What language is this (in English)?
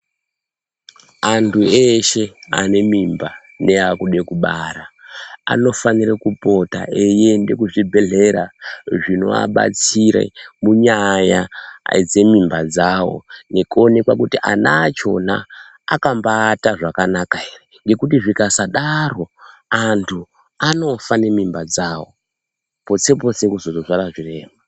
Ndau